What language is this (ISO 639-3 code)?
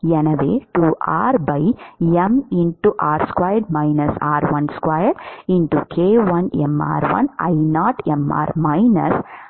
tam